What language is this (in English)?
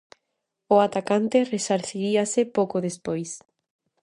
Galician